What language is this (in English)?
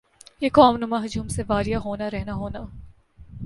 Urdu